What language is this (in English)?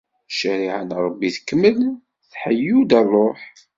Kabyle